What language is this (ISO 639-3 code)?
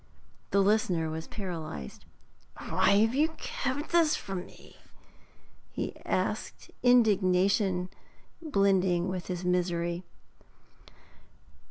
eng